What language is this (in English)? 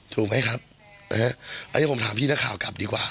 Thai